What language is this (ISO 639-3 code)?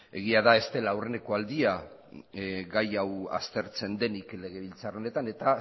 eus